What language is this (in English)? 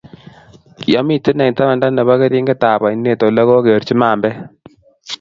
Kalenjin